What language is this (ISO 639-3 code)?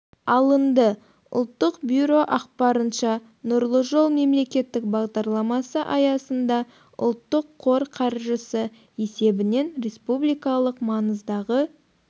kaz